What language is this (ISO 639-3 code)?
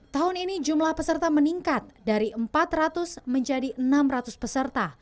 ind